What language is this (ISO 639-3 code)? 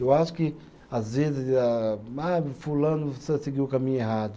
por